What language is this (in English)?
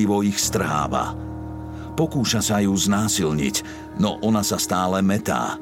Slovak